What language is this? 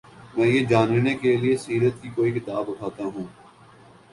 Urdu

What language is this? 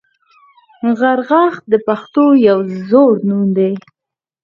Pashto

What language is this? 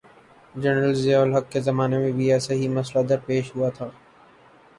Urdu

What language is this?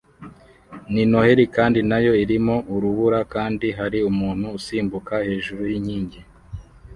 Kinyarwanda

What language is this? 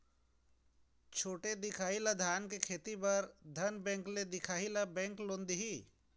Chhattisgarhi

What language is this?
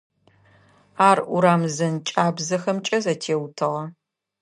Adyghe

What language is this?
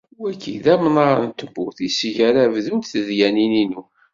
Kabyle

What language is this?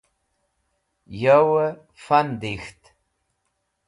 Wakhi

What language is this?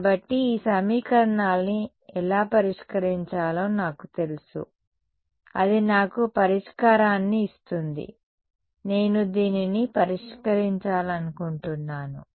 Telugu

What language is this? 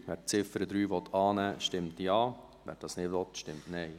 Swiss German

